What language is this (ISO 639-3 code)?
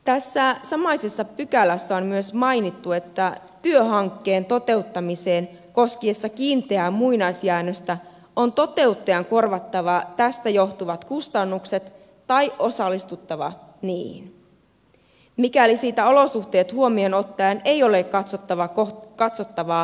fin